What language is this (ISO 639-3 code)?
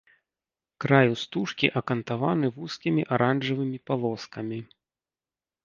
bel